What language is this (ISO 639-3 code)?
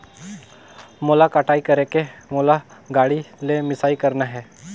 hne